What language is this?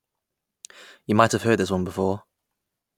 English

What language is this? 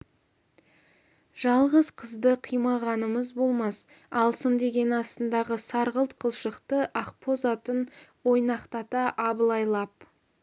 Kazakh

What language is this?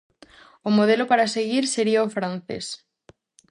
Galician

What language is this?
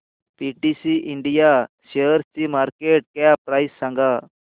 Marathi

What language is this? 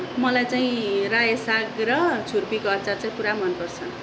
Nepali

